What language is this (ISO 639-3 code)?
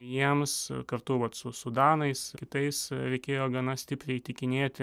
lit